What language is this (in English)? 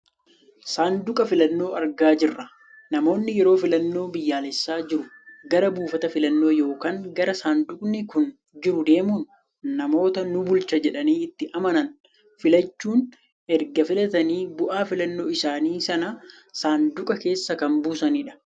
Oromo